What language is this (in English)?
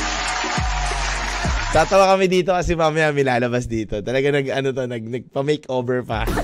Filipino